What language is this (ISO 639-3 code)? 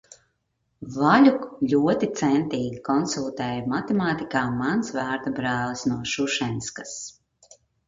lav